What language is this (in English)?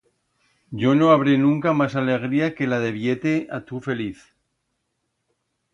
Aragonese